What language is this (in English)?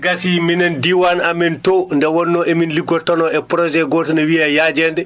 Fula